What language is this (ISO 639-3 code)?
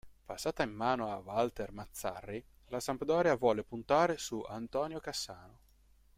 ita